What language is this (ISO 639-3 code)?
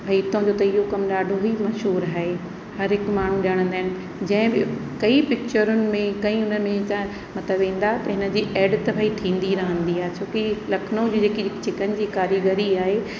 snd